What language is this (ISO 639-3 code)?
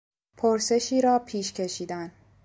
fas